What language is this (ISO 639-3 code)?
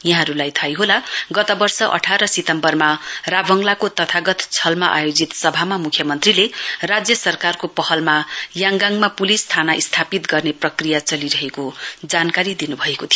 nep